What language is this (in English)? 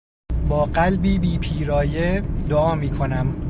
Persian